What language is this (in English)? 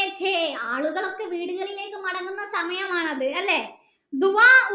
Malayalam